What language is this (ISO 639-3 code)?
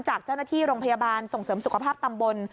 tha